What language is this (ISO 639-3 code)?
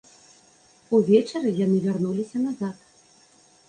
bel